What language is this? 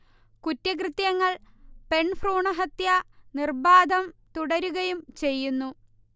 Malayalam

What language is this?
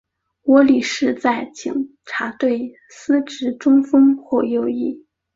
Chinese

